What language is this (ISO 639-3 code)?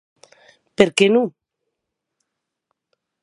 oci